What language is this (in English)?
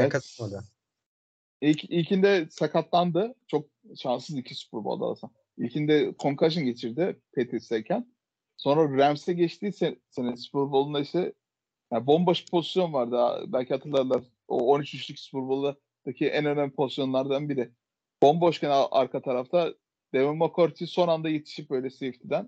Turkish